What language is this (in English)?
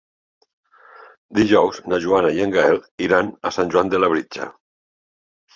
Catalan